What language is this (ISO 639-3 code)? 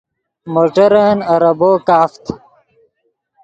ydg